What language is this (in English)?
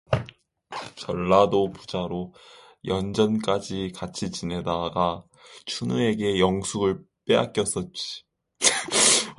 Korean